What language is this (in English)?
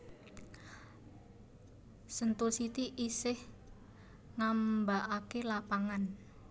Javanese